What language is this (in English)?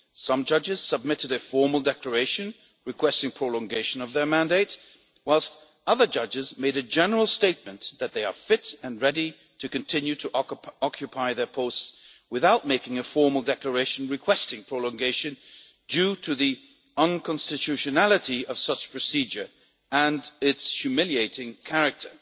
English